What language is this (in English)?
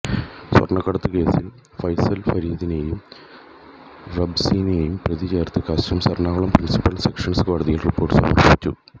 Malayalam